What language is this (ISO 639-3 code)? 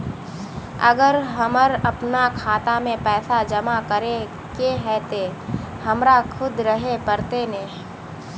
mag